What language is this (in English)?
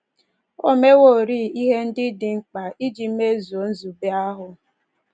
Igbo